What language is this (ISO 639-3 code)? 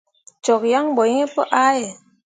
mua